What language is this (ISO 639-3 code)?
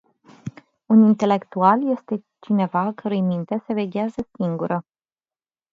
ron